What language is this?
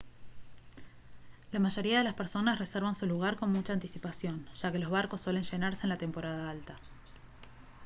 Spanish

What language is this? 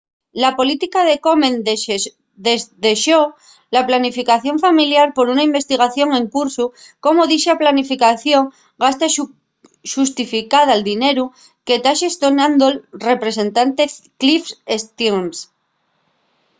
Asturian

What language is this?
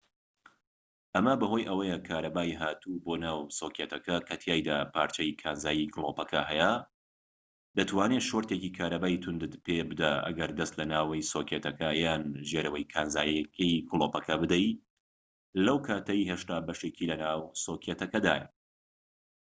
Central Kurdish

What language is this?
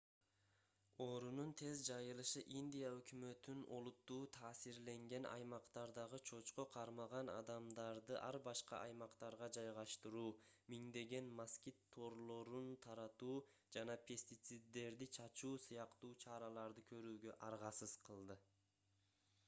Kyrgyz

